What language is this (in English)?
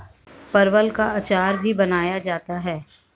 Hindi